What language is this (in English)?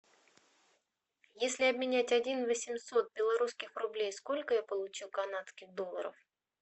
Russian